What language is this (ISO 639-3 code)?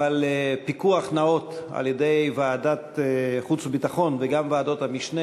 heb